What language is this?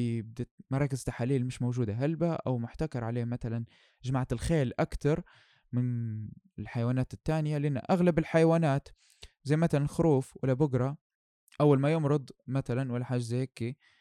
Arabic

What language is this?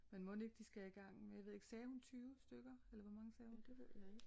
Danish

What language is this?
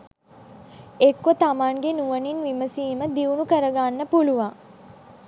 Sinhala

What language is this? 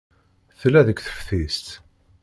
Kabyle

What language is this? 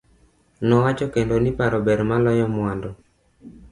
Luo (Kenya and Tanzania)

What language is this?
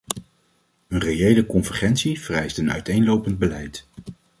Dutch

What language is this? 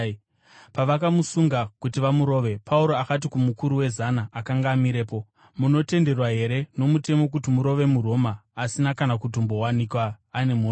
Shona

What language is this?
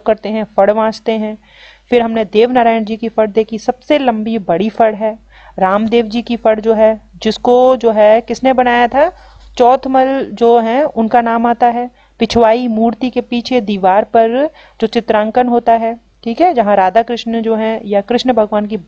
Hindi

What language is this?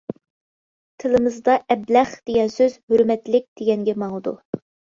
Uyghur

